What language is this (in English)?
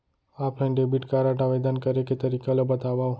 Chhattisgarhi